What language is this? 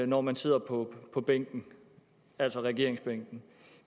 Danish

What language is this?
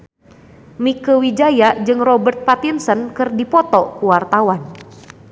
Sundanese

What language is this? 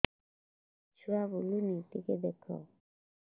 Odia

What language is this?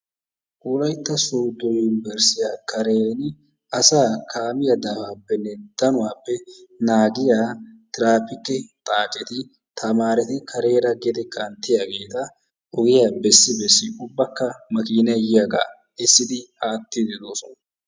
Wolaytta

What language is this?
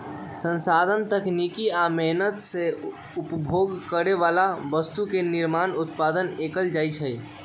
Magahi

